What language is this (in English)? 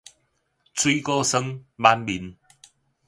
Min Nan Chinese